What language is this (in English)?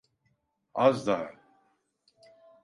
Turkish